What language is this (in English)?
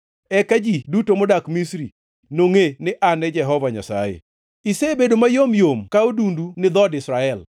Luo (Kenya and Tanzania)